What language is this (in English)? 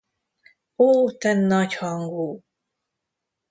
Hungarian